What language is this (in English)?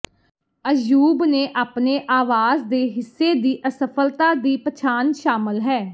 Punjabi